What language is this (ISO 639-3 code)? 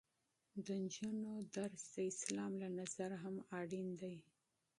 pus